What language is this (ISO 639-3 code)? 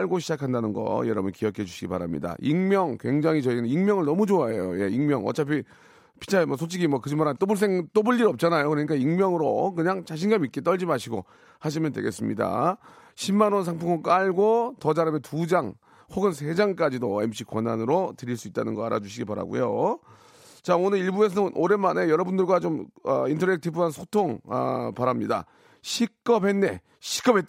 kor